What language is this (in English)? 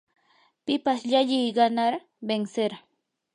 Yanahuanca Pasco Quechua